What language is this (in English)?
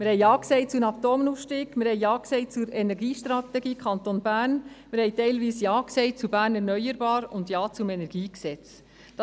Swiss German